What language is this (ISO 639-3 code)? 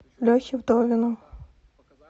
rus